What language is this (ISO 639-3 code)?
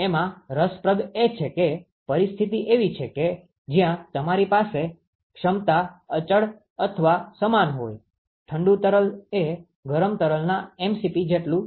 guj